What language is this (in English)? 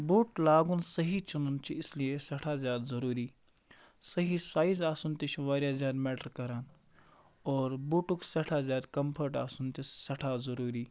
Kashmiri